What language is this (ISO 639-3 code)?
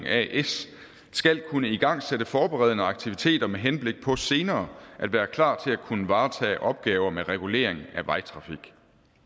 dan